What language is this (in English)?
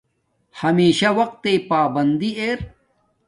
Domaaki